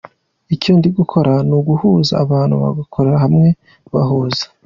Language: Kinyarwanda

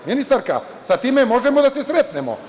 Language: Serbian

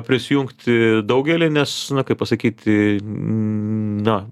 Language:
Lithuanian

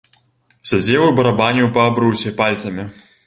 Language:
Belarusian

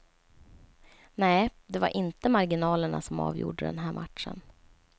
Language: Swedish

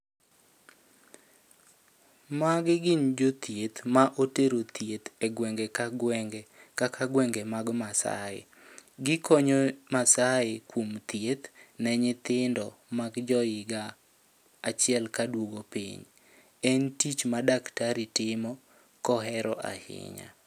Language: Luo (Kenya and Tanzania)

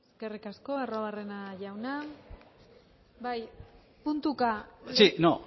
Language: Basque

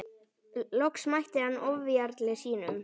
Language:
Icelandic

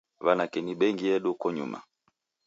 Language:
Taita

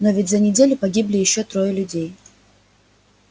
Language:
Russian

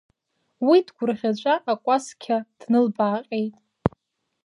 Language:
Abkhazian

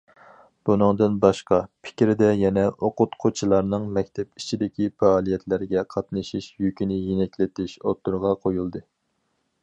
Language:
Uyghur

